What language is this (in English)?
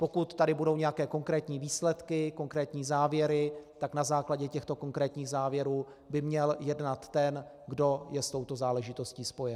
Czech